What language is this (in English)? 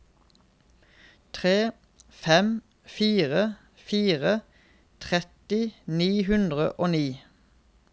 Norwegian